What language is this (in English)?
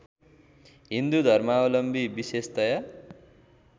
Nepali